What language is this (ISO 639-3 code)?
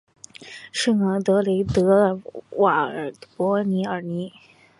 zho